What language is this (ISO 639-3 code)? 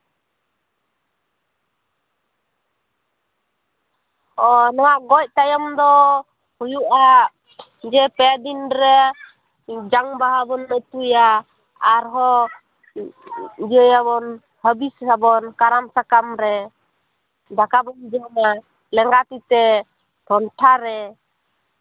sat